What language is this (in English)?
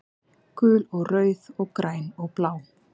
Icelandic